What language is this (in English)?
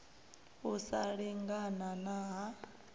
Venda